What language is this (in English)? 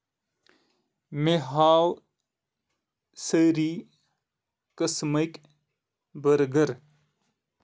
Kashmiri